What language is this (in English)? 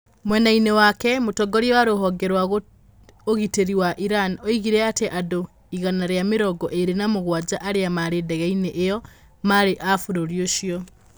Kikuyu